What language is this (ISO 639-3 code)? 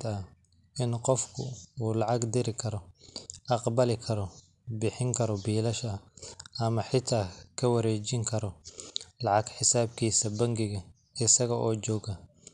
som